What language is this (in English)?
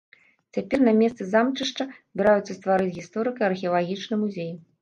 Belarusian